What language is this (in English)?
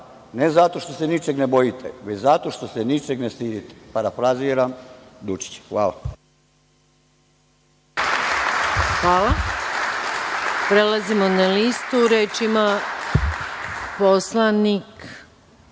Serbian